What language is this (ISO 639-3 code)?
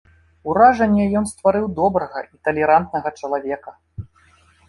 bel